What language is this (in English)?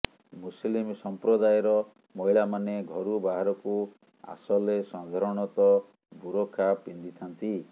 Odia